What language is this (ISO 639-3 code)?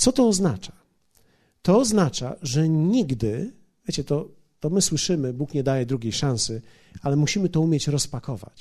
pol